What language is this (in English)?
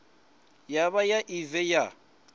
Venda